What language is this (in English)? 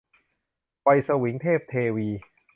Thai